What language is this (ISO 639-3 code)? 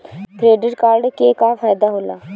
bho